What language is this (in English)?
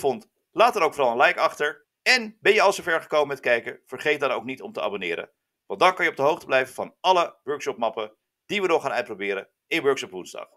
Dutch